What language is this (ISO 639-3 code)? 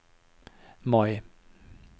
nor